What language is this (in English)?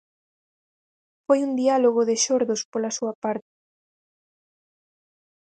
Galician